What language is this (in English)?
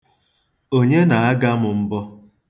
Igbo